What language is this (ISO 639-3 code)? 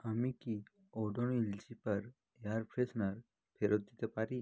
ben